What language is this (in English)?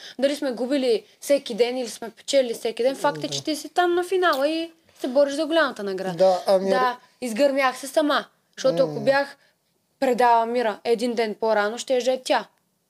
Bulgarian